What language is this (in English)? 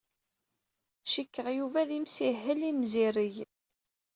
Kabyle